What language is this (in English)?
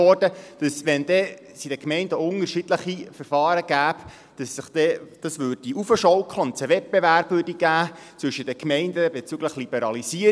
Swiss German